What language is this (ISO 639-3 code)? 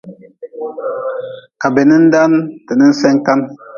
nmz